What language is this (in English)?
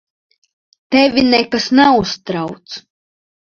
Latvian